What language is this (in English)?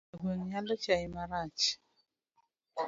Luo (Kenya and Tanzania)